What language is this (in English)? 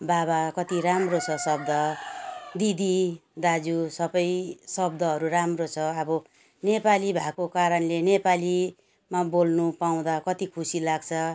Nepali